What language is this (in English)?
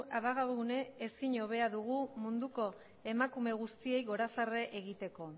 Basque